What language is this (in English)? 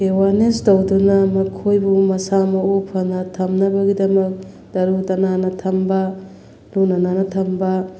Manipuri